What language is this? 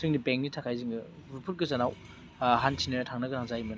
Bodo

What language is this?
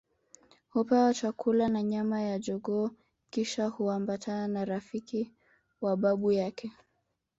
Swahili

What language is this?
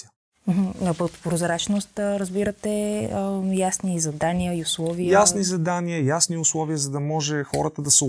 Bulgarian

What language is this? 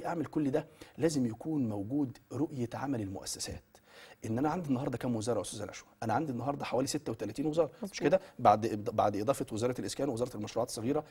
Arabic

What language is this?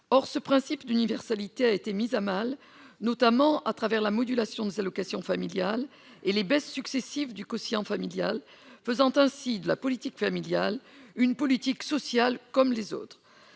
French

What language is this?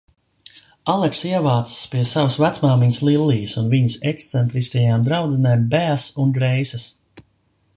Latvian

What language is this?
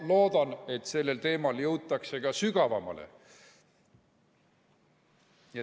Estonian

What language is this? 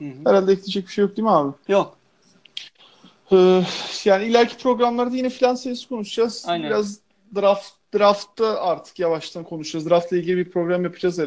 Turkish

